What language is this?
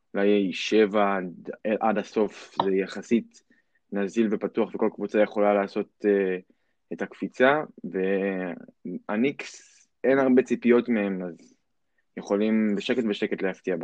Hebrew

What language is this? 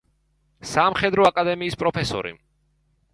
Georgian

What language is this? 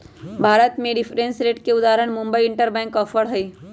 Magahi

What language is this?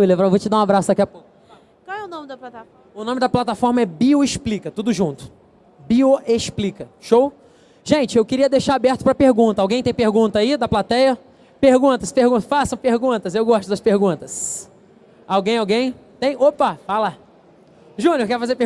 Portuguese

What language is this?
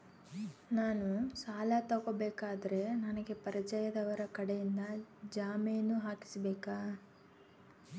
Kannada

